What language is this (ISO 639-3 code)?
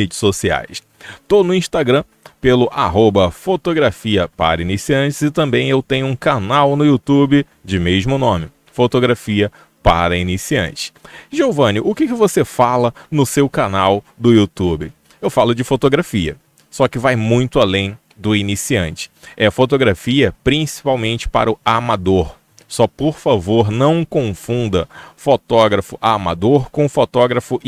por